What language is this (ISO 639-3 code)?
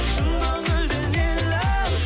kaz